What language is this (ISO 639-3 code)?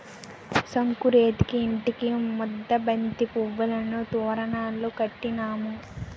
tel